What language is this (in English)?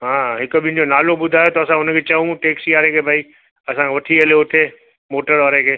Sindhi